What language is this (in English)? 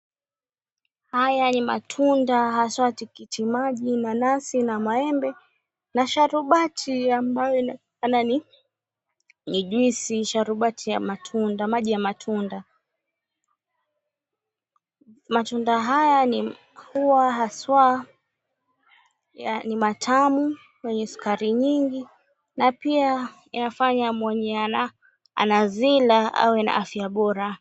Swahili